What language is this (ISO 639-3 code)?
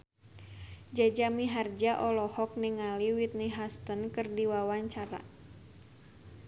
sun